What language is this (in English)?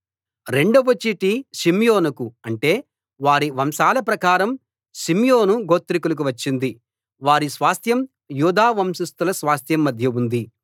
Telugu